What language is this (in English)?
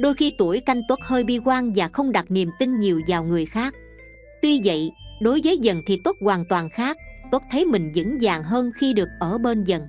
Vietnamese